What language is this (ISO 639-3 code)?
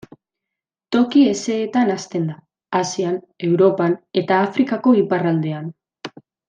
eus